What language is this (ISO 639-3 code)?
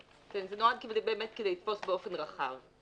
heb